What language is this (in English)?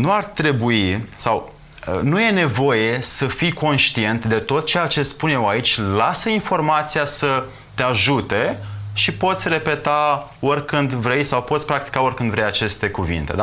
Romanian